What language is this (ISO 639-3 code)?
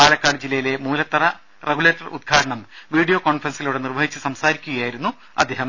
mal